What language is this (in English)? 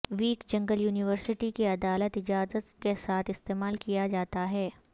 Urdu